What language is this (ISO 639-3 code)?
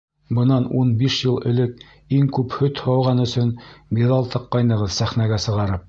bak